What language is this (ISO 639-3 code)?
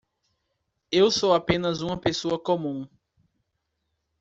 por